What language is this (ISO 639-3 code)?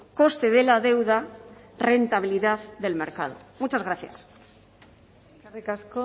spa